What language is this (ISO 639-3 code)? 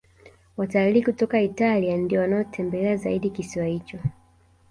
swa